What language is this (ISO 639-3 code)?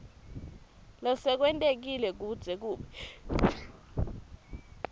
ssw